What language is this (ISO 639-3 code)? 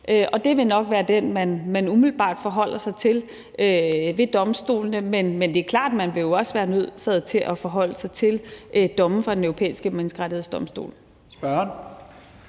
dan